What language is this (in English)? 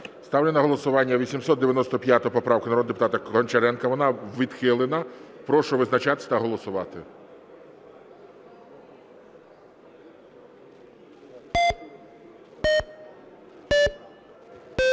Ukrainian